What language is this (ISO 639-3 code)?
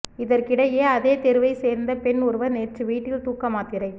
tam